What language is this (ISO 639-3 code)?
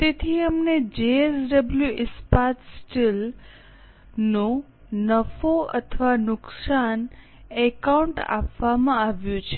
guj